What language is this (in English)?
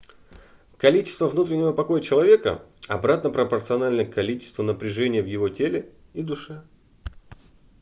Russian